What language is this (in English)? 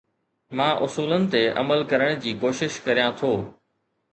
Sindhi